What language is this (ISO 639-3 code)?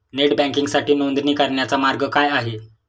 mar